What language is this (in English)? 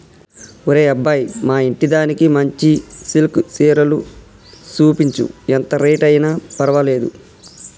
Telugu